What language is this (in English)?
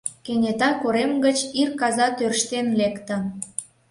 Mari